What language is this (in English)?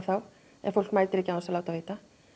Icelandic